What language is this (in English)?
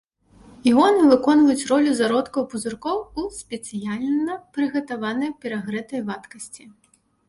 Belarusian